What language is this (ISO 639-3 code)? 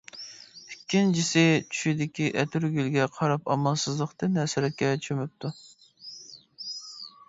uig